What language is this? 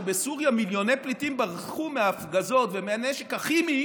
Hebrew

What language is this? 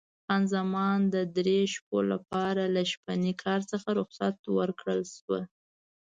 Pashto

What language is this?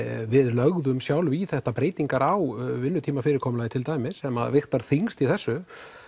Icelandic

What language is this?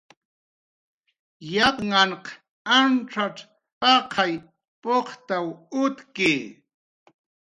Jaqaru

